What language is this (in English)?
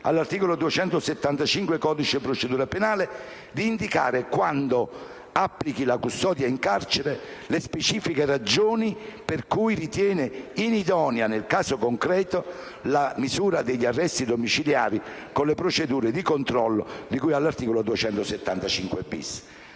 Italian